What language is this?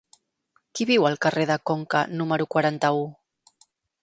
Catalan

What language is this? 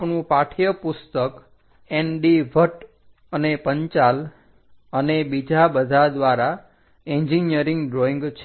Gujarati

